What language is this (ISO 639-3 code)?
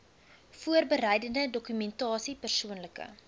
afr